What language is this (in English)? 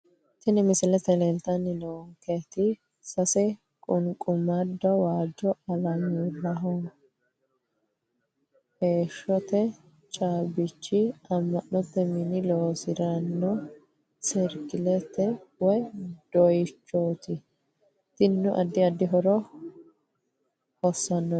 Sidamo